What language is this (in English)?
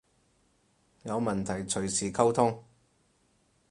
Cantonese